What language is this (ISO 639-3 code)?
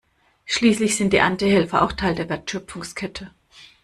deu